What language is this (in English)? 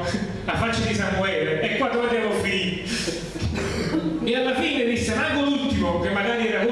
Italian